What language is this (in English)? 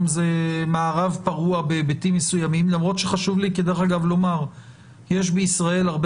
Hebrew